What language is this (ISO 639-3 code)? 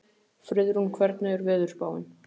isl